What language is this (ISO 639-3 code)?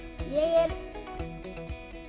isl